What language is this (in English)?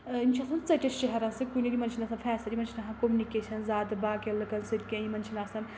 Kashmiri